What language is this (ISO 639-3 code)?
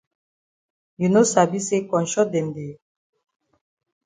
wes